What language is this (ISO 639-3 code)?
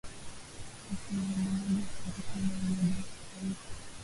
swa